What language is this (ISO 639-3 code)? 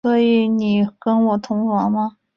zho